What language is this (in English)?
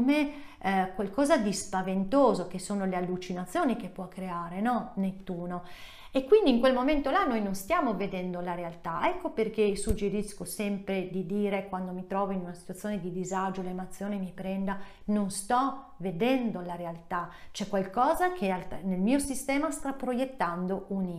Italian